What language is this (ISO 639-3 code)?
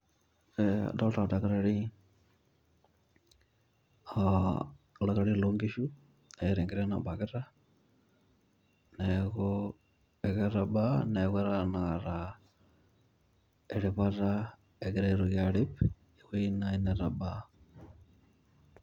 mas